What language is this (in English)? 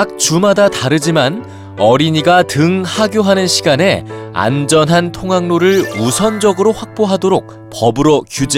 Korean